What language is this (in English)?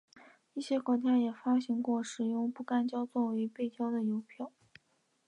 Chinese